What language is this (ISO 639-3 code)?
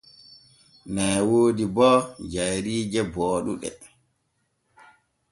fue